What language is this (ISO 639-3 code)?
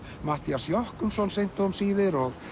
isl